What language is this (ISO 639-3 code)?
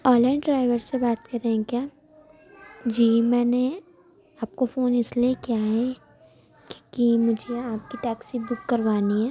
urd